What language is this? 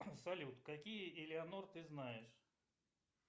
Russian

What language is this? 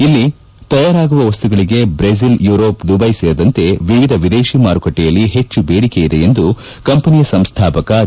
Kannada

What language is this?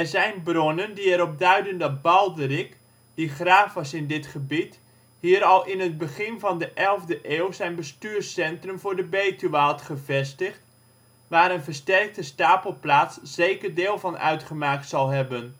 Dutch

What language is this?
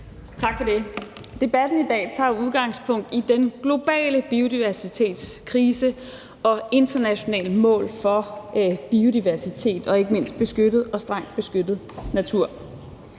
Danish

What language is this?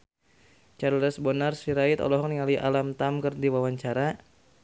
Sundanese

